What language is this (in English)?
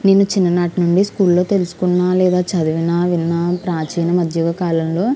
Telugu